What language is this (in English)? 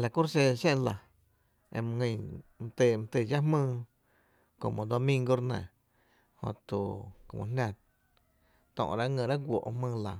Tepinapa Chinantec